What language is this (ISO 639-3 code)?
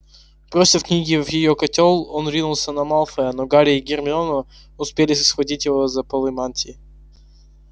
rus